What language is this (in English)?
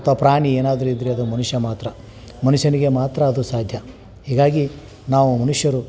Kannada